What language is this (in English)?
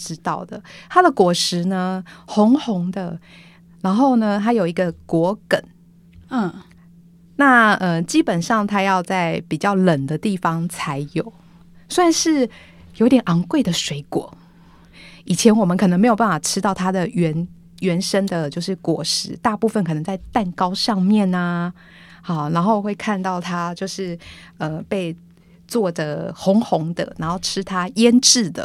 Chinese